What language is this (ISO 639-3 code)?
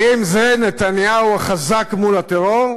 heb